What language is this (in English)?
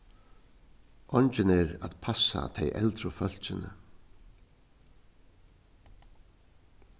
Faroese